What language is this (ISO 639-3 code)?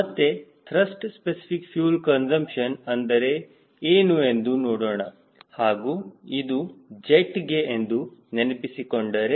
kan